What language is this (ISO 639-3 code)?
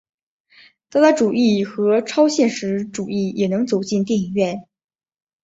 zho